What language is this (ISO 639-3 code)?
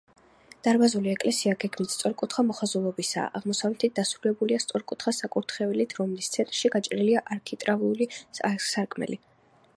kat